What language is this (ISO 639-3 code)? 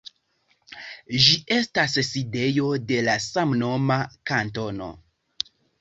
epo